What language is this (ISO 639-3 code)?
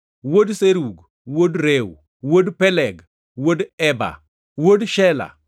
luo